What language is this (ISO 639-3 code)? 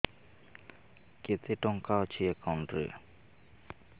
ori